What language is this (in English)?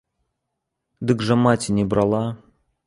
Belarusian